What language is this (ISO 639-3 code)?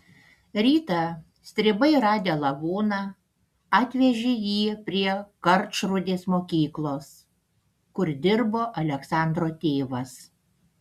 lit